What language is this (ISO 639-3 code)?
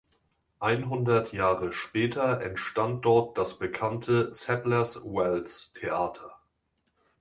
deu